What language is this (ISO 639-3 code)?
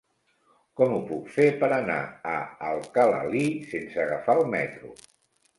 cat